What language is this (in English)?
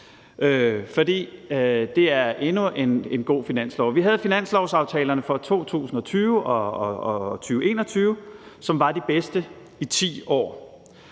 Danish